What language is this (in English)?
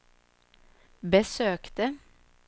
Swedish